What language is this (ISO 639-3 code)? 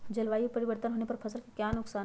mag